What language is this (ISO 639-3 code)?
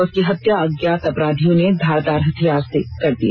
hin